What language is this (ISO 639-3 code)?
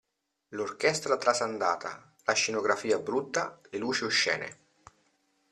ita